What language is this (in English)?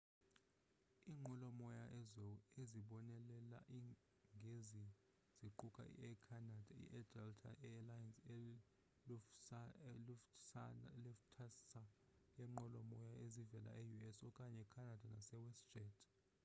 Xhosa